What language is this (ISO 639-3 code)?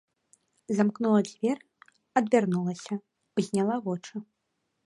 bel